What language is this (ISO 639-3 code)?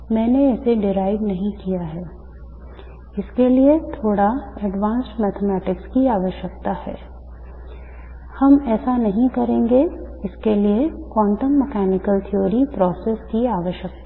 hin